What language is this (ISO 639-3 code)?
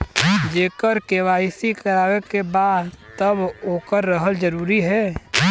bho